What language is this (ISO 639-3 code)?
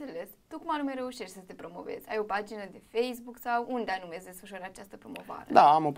ron